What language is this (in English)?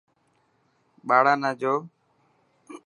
Dhatki